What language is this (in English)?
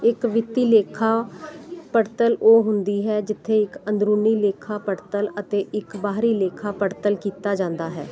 Punjabi